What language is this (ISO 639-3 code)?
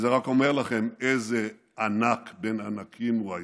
heb